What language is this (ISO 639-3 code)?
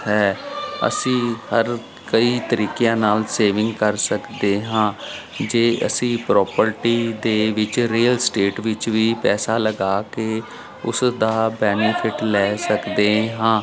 pan